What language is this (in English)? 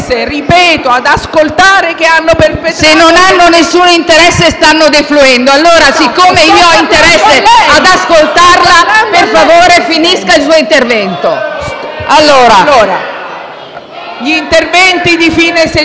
Italian